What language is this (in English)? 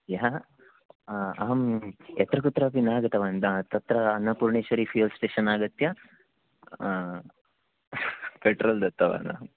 Sanskrit